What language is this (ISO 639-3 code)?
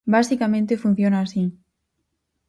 glg